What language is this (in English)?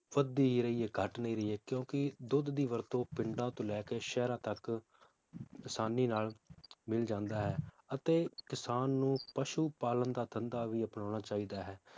Punjabi